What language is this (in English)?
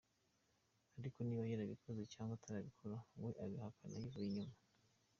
Kinyarwanda